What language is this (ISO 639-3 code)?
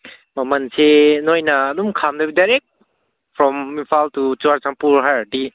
mni